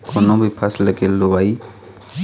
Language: Chhattisgarhi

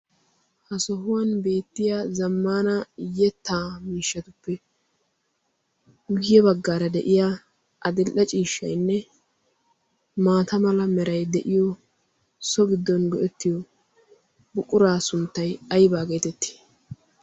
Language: Wolaytta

